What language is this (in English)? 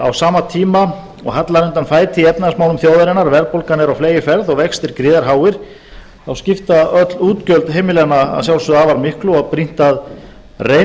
Icelandic